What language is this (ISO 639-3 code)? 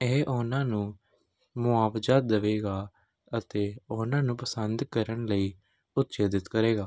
pan